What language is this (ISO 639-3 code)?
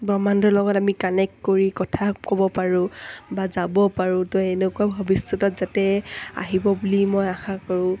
asm